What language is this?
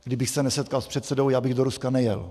Czech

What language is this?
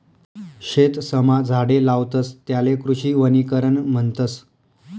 Marathi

